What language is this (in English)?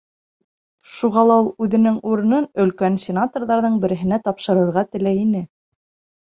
Bashkir